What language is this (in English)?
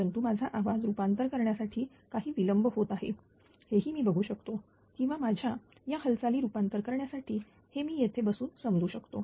Marathi